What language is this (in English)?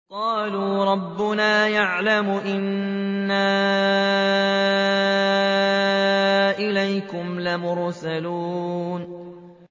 Arabic